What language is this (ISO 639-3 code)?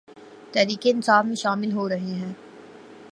urd